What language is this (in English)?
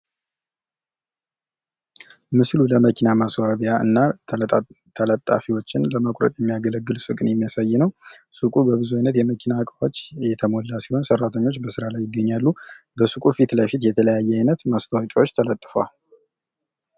Amharic